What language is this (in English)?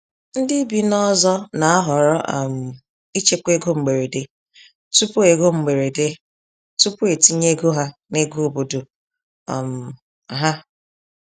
Igbo